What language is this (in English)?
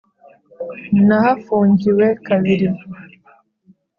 Kinyarwanda